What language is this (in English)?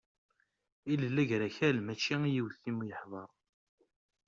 Kabyle